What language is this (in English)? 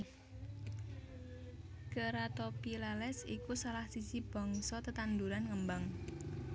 Javanese